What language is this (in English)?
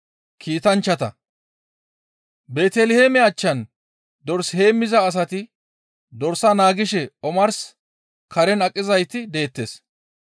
Gamo